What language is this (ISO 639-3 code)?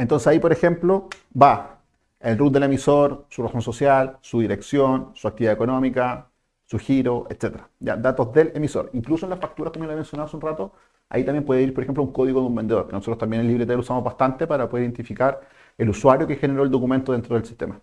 spa